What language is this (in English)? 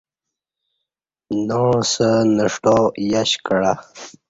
Kati